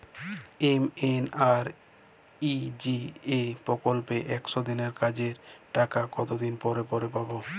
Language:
Bangla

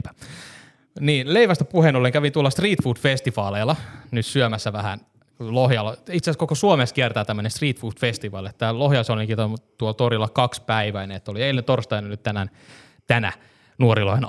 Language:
Finnish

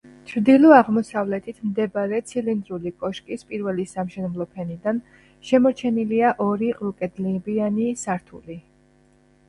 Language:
Georgian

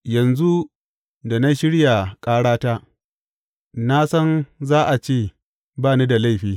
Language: Hausa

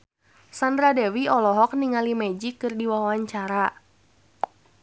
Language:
Sundanese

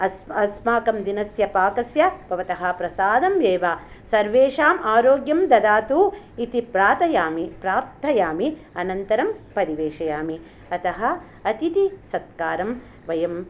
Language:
Sanskrit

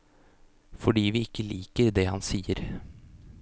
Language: Norwegian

